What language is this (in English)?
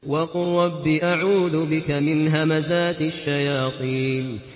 Arabic